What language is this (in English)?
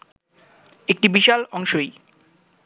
Bangla